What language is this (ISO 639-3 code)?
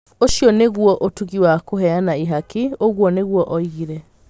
kik